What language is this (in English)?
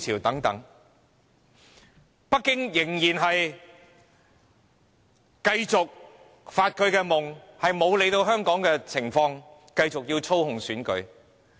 Cantonese